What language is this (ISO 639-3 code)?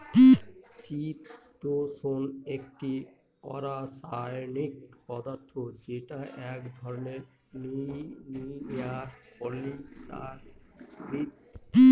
ben